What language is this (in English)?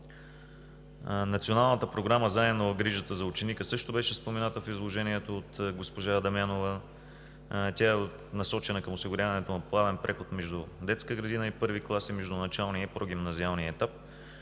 Bulgarian